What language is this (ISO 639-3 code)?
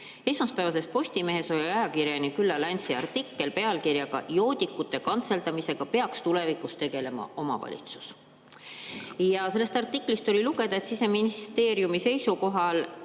est